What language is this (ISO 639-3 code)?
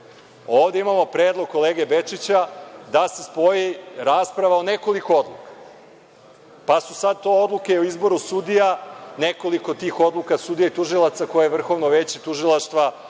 srp